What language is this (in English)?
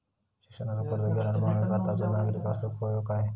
Marathi